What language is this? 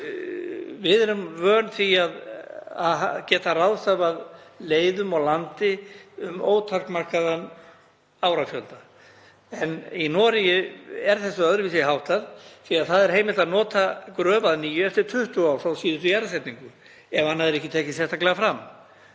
Icelandic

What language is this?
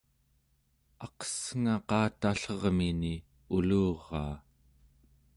Central Yupik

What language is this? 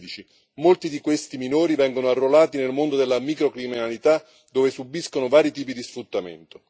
Italian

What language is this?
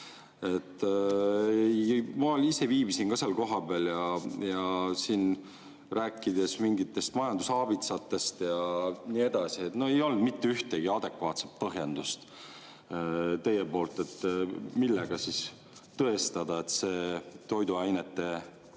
Estonian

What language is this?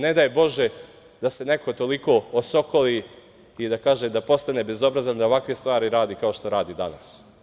Serbian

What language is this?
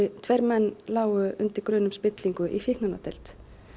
Icelandic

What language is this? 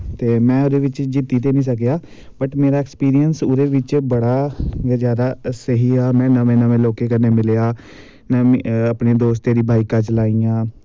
Dogri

